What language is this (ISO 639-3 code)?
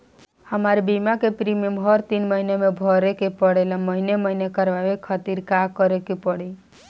bho